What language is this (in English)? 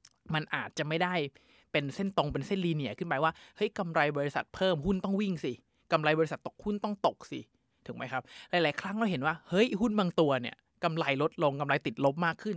Thai